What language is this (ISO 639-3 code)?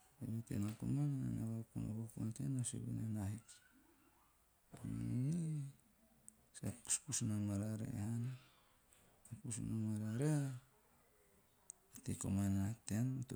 tio